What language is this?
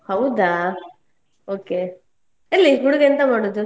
Kannada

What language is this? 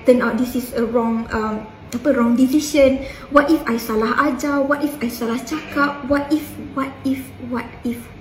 Malay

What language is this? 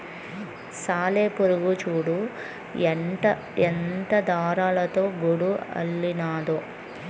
Telugu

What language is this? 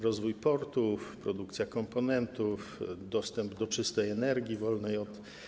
Polish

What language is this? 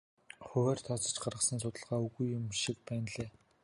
Mongolian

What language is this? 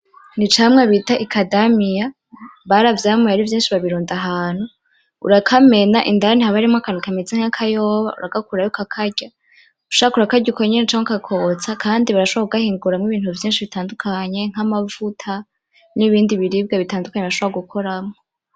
Rundi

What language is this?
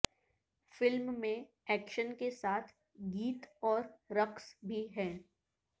Urdu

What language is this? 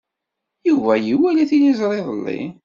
Kabyle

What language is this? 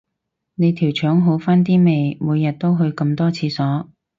Cantonese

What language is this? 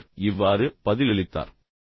Tamil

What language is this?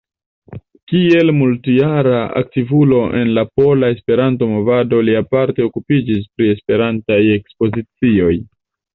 Esperanto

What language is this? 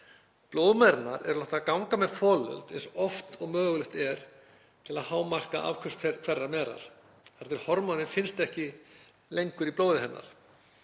Icelandic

